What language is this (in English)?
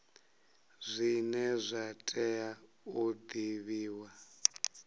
Venda